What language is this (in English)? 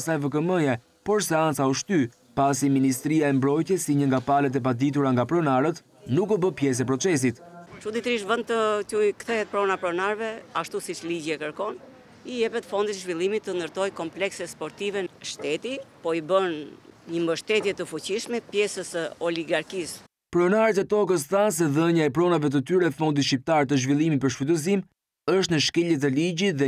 Romanian